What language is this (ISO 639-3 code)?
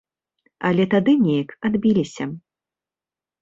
bel